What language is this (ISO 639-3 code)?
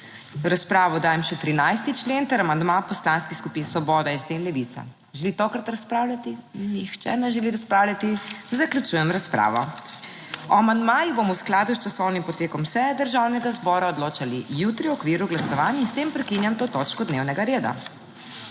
slv